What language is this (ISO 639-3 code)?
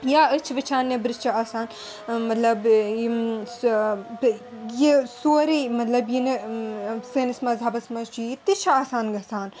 kas